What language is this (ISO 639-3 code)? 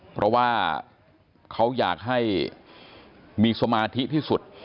tha